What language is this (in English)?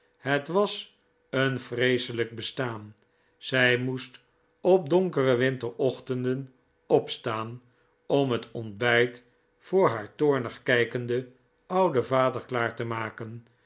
Dutch